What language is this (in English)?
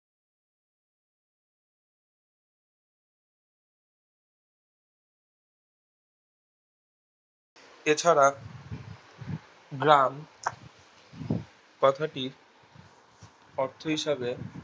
Bangla